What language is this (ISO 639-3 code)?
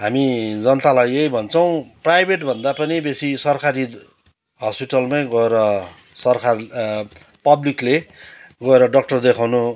nep